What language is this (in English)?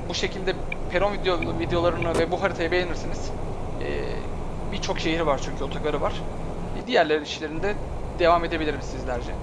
Turkish